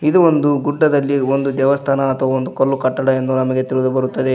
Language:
Kannada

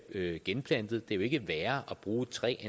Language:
Danish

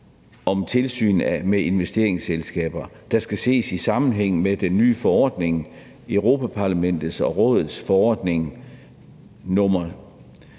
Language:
Danish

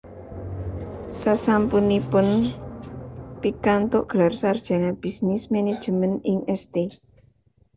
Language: Javanese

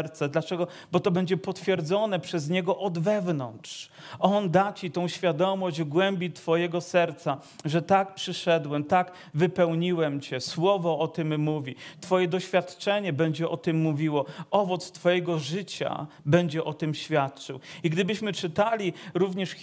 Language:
Polish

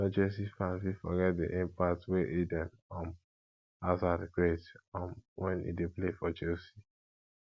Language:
Nigerian Pidgin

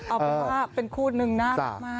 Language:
Thai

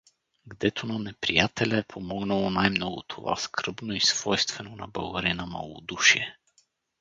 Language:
Bulgarian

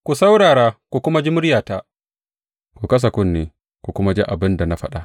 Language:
Hausa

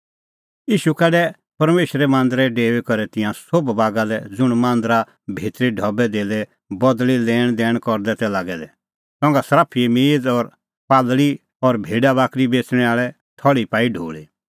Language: Kullu Pahari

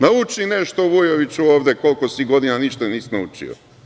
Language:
Serbian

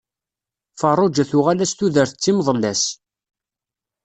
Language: Kabyle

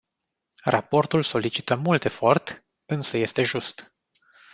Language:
Romanian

